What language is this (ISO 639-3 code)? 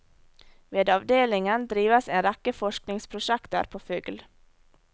nor